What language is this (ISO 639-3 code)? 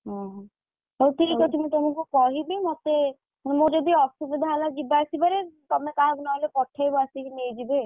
ori